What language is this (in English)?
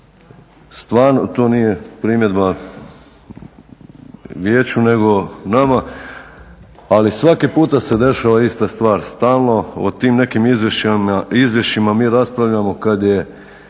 Croatian